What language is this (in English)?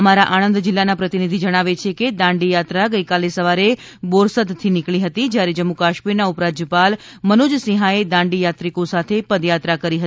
Gujarati